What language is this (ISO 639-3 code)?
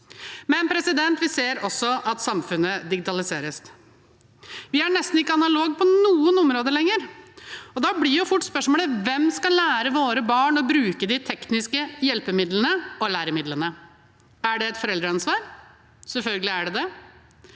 nor